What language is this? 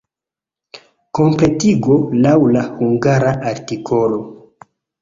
Esperanto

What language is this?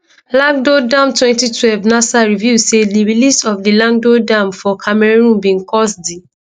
Nigerian Pidgin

